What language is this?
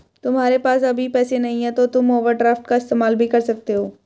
Hindi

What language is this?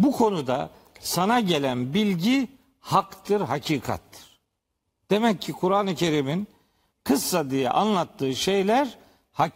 Turkish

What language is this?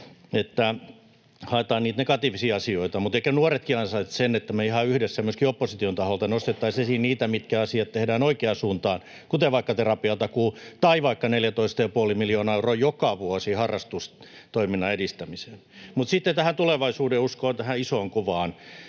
Finnish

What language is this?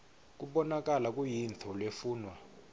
Swati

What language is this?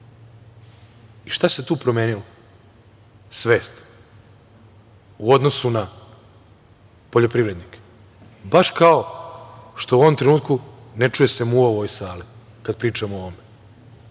Serbian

